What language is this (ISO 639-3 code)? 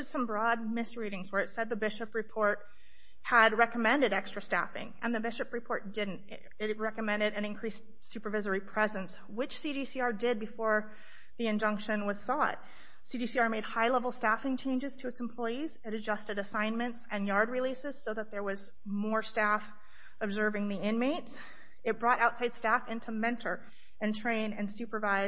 eng